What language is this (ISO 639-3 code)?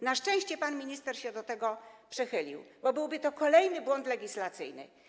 pol